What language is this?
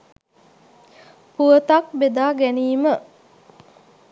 Sinhala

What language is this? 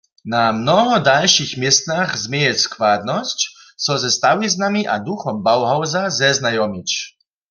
Upper Sorbian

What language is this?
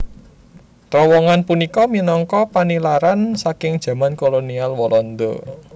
Javanese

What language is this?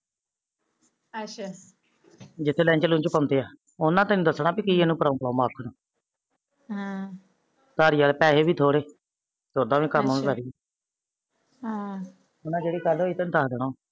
Punjabi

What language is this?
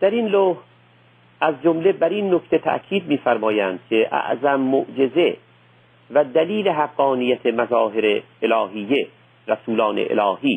Persian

